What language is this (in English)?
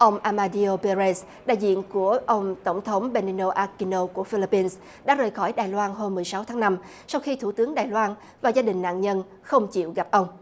Vietnamese